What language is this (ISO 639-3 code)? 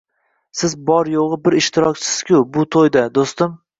uzb